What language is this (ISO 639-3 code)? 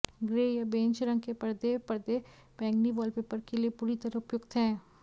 hin